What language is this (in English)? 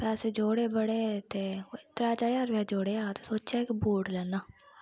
Dogri